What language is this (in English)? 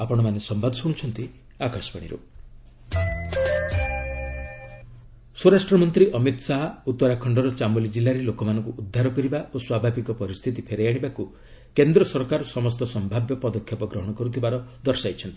Odia